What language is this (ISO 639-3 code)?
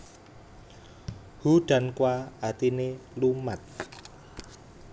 jav